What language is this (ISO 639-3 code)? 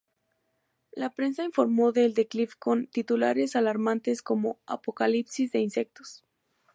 spa